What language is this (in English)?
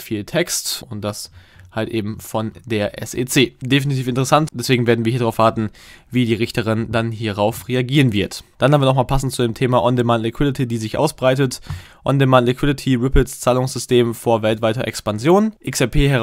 German